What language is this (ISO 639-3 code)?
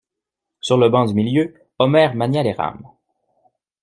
fra